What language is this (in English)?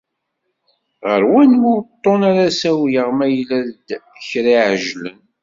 Kabyle